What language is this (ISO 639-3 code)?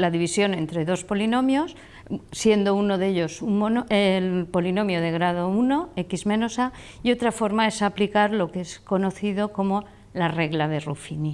spa